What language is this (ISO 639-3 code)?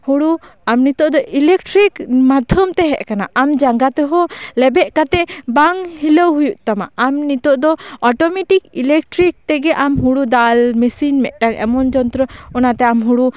sat